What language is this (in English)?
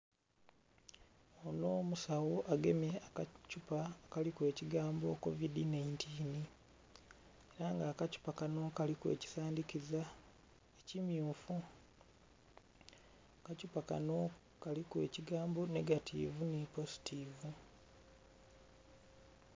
Soga